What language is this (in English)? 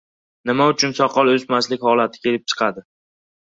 Uzbek